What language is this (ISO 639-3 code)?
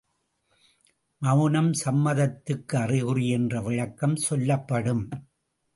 tam